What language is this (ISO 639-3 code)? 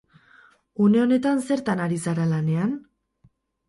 eus